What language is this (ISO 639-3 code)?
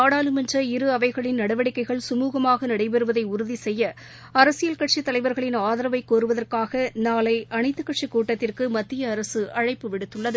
tam